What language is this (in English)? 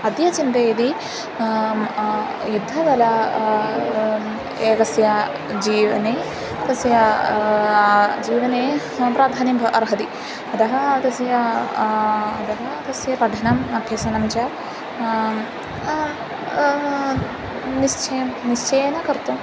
Sanskrit